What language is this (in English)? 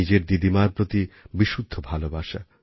Bangla